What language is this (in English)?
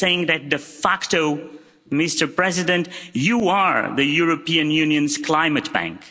English